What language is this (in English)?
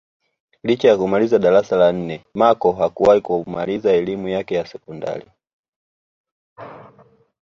Swahili